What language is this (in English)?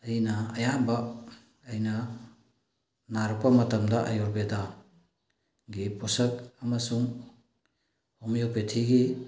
Manipuri